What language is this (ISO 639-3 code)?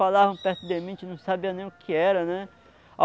por